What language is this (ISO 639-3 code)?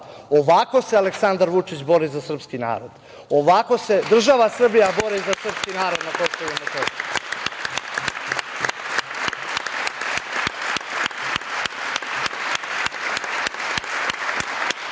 srp